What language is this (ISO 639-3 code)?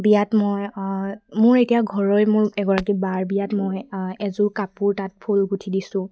asm